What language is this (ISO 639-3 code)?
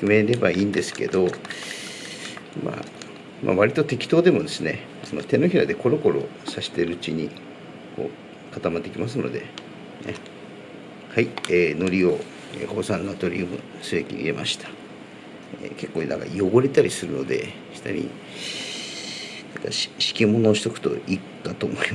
jpn